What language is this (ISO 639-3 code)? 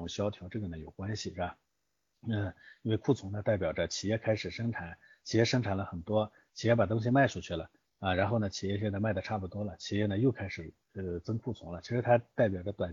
zho